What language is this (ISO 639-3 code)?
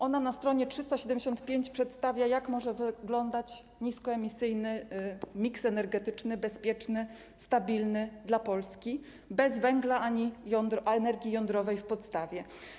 pol